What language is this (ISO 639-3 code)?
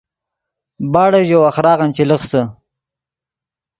ydg